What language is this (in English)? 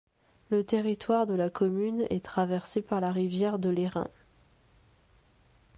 French